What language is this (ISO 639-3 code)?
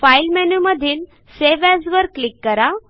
mar